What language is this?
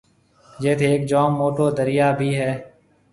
Marwari (Pakistan)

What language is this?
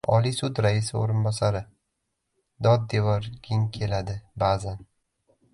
Uzbek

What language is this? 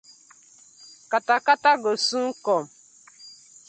Nigerian Pidgin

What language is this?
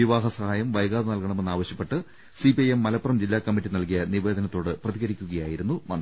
Malayalam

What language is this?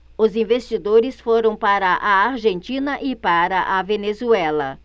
Portuguese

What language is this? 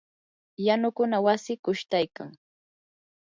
Yanahuanca Pasco Quechua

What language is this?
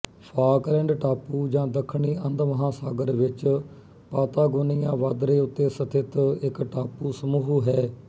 Punjabi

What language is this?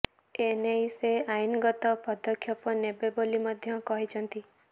Odia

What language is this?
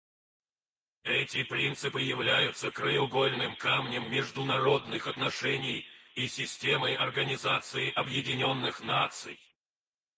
Russian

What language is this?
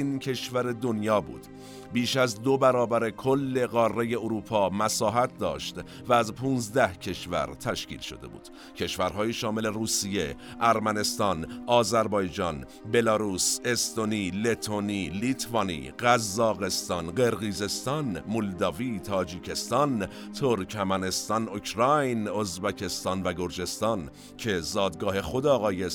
Persian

